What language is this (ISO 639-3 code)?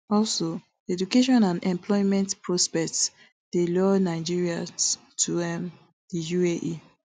pcm